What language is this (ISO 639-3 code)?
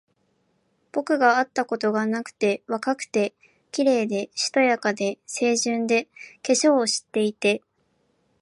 jpn